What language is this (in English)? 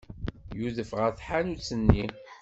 Kabyle